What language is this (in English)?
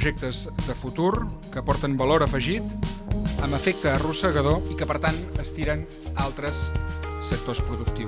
Indonesian